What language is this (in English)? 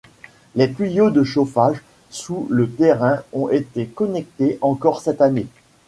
French